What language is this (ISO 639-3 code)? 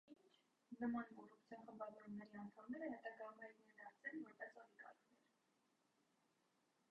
hye